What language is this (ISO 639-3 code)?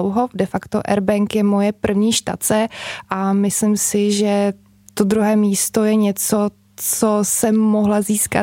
ces